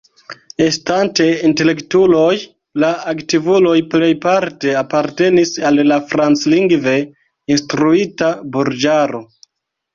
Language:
Esperanto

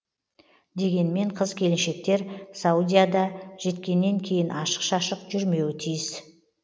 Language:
Kazakh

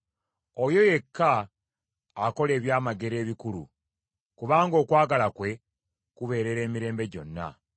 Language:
Ganda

